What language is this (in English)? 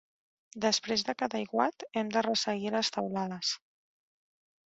Catalan